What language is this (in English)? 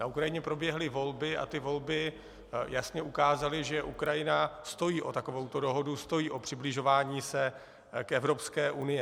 Czech